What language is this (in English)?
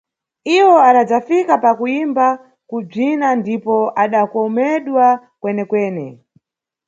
Nyungwe